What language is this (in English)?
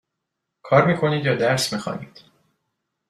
Persian